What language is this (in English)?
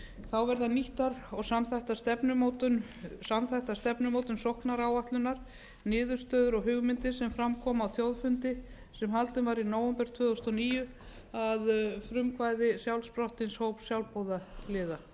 Icelandic